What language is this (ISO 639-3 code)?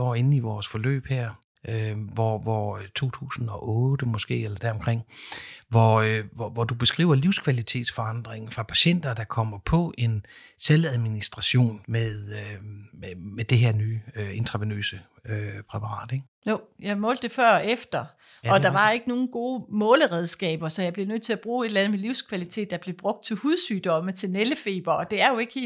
dan